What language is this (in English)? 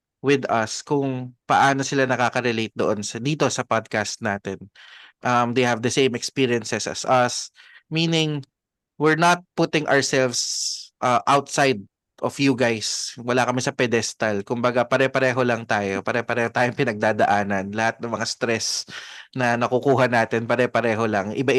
Filipino